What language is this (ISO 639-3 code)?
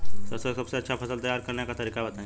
bho